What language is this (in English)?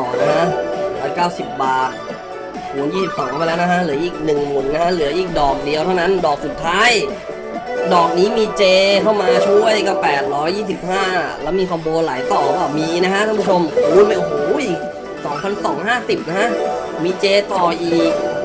Thai